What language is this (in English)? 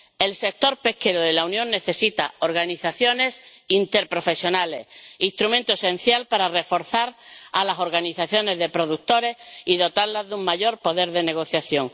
Spanish